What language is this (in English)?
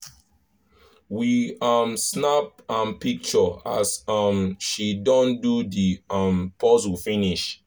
Nigerian Pidgin